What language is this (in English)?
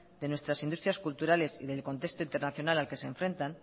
Spanish